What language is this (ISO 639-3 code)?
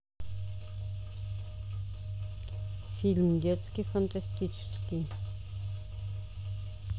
rus